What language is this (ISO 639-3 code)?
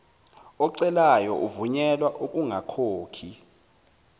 zul